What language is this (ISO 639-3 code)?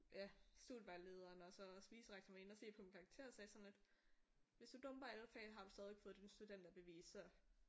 dan